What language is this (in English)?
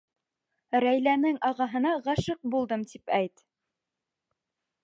Bashkir